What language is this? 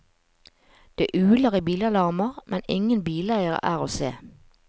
Norwegian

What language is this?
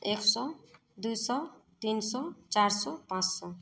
Maithili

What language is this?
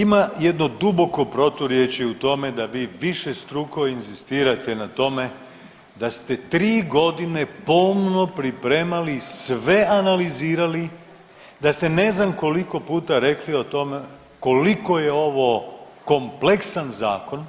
Croatian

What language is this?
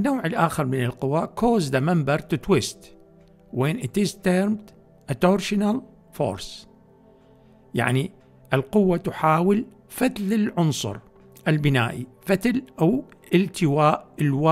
Arabic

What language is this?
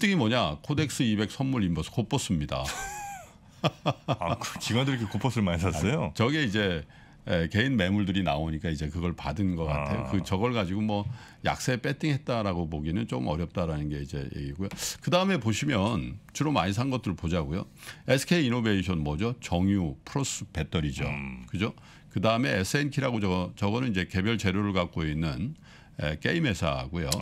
Korean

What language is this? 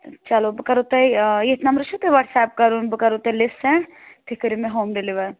Kashmiri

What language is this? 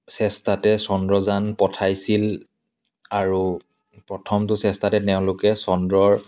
Assamese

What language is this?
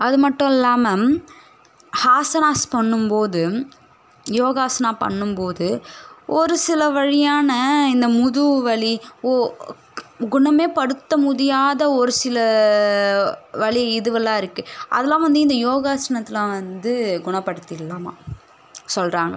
Tamil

